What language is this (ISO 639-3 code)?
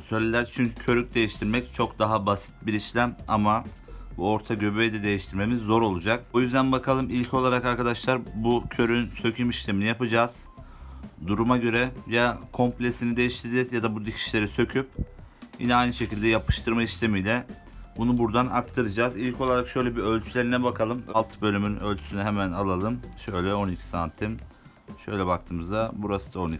tur